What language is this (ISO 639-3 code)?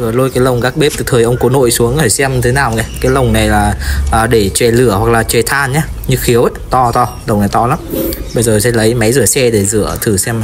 vie